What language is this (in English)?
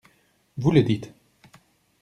French